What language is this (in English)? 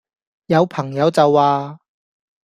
Cantonese